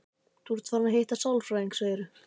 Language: Icelandic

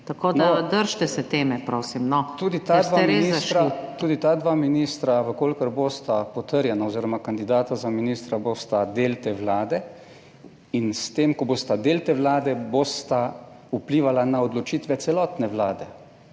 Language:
Slovenian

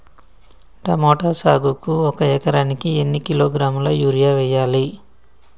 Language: Telugu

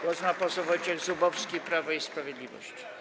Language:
Polish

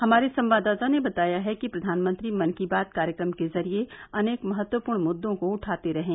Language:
Hindi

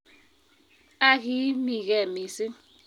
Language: Kalenjin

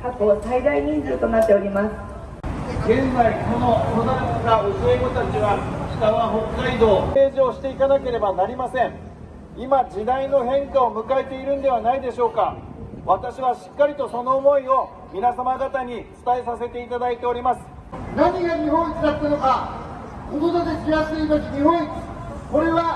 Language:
Japanese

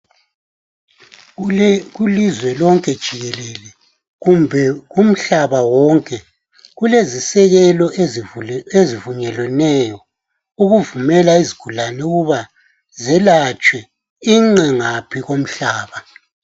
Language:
North Ndebele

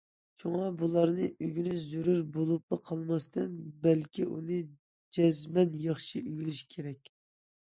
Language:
Uyghur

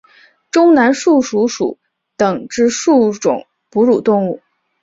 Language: Chinese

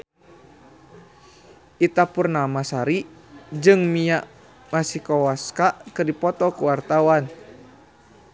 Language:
Sundanese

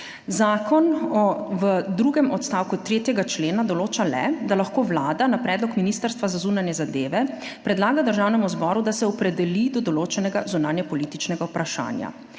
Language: Slovenian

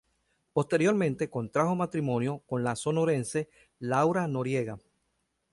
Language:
Spanish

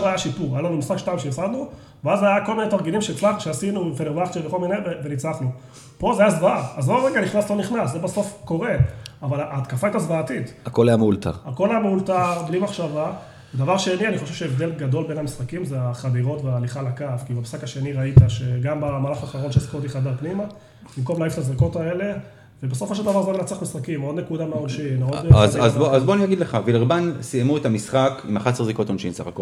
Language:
Hebrew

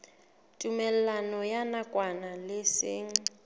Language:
Southern Sotho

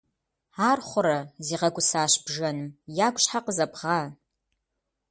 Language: Kabardian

